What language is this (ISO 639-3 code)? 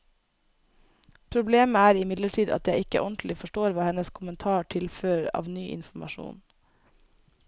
nor